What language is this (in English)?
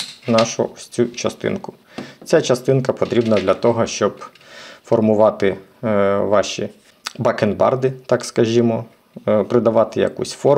Ukrainian